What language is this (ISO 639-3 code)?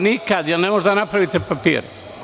srp